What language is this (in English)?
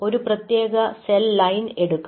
Malayalam